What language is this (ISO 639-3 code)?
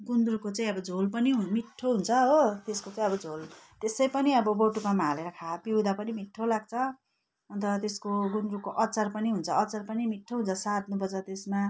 nep